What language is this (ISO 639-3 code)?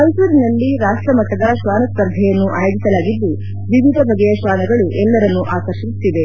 kan